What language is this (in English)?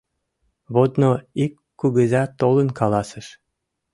Mari